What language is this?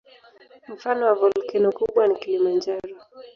Swahili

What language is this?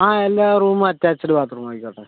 Malayalam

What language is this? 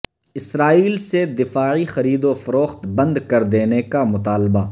Urdu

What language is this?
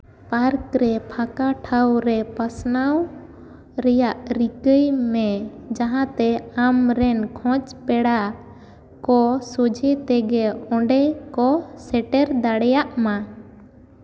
Santali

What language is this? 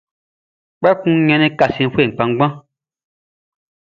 Baoulé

